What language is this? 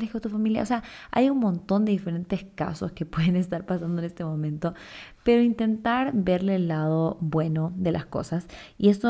Spanish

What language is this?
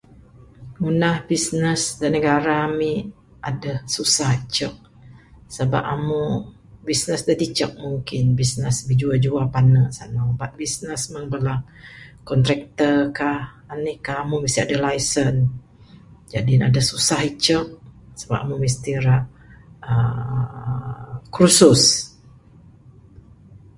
Bukar-Sadung Bidayuh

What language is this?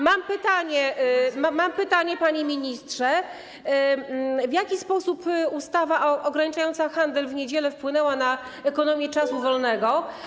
Polish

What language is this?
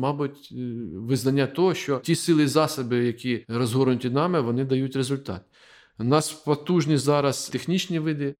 Ukrainian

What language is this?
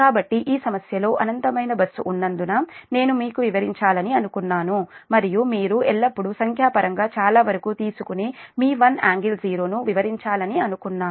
Telugu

